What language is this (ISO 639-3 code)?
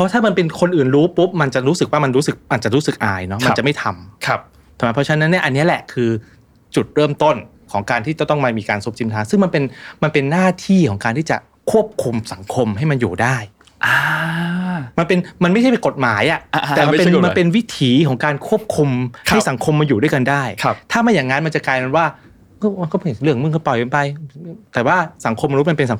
tha